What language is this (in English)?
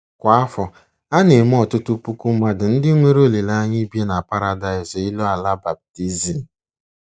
Igbo